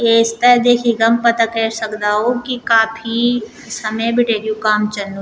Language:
Garhwali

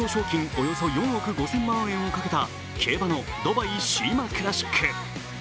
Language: Japanese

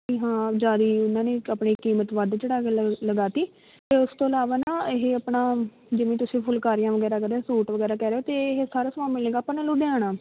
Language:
Punjabi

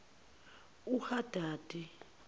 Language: Zulu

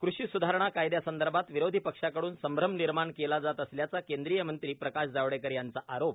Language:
Marathi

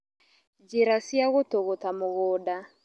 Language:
Kikuyu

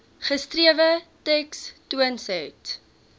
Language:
Afrikaans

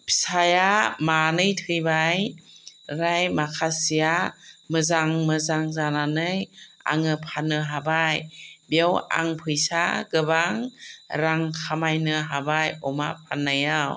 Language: Bodo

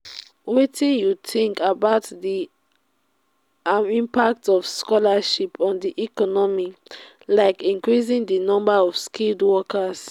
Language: Nigerian Pidgin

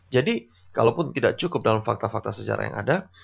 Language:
Indonesian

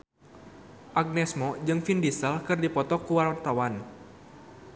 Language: Sundanese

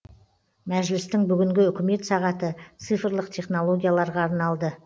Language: Kazakh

